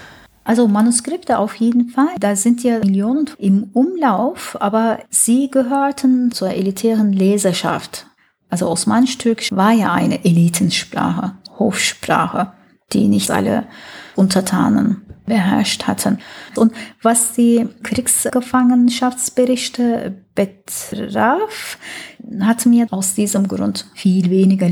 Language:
German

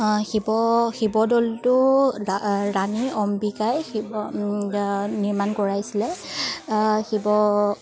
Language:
Assamese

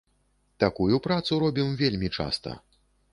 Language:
Belarusian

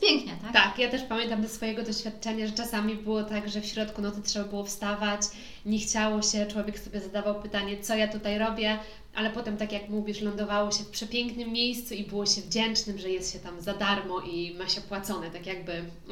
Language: Polish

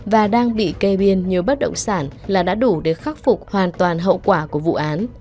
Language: Vietnamese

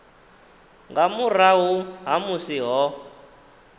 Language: Venda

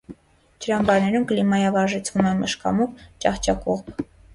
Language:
Armenian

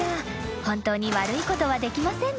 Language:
Japanese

